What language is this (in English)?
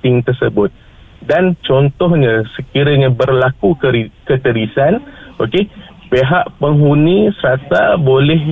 Malay